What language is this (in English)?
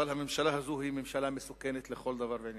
Hebrew